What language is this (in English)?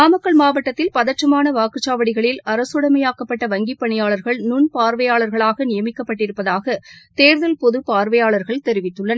Tamil